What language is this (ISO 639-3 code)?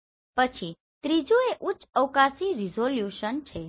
guj